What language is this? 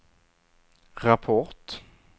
Swedish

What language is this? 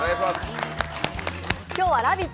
Japanese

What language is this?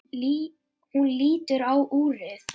Icelandic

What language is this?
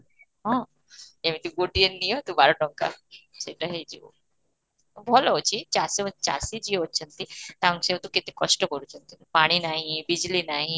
Odia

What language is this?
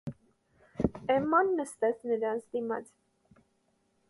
Armenian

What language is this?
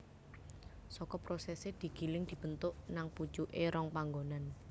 Javanese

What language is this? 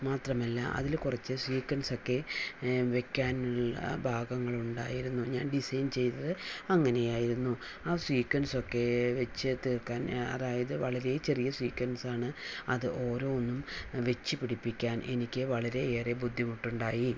Malayalam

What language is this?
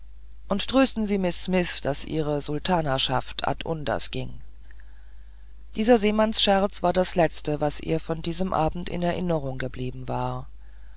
German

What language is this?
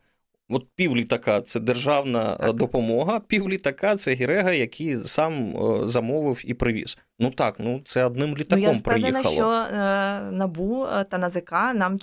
Ukrainian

